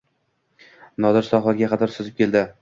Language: Uzbek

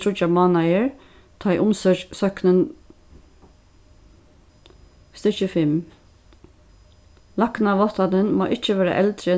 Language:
Faroese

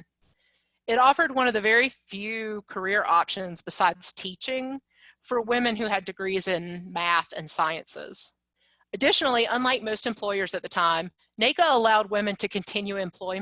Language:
English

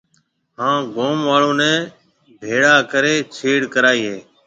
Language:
Marwari (Pakistan)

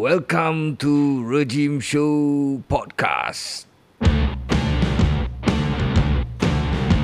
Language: Malay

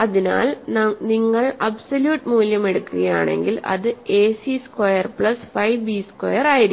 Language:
Malayalam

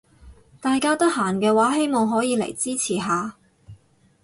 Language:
Cantonese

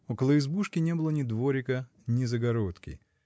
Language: Russian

